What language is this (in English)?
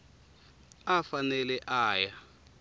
Tsonga